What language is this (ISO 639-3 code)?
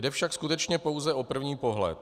ces